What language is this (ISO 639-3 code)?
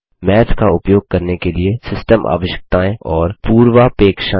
hin